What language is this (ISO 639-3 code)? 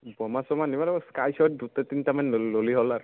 asm